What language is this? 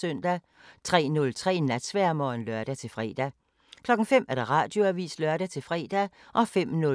Danish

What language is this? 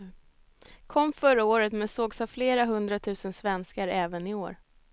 Swedish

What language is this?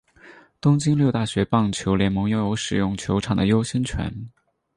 Chinese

